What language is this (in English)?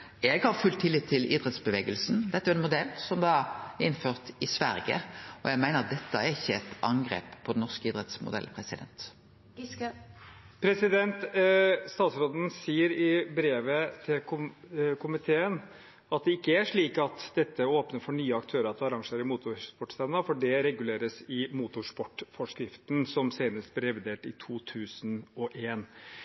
Norwegian